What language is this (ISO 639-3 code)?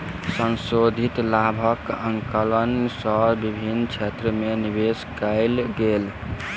mai